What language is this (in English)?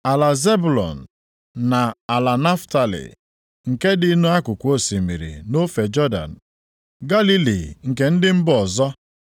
Igbo